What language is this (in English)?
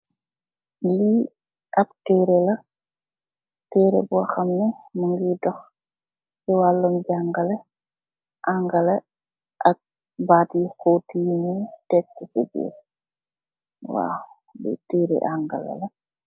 Wolof